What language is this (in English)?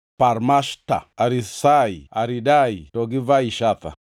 Luo (Kenya and Tanzania)